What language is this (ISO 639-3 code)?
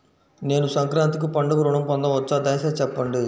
tel